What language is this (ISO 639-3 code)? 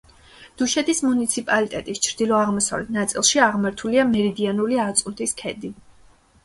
kat